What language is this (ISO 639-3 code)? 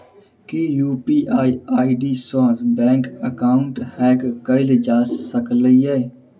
mai